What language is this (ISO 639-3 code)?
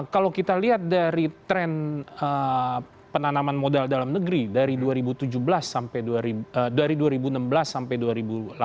ind